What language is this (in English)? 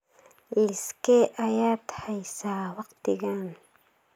Somali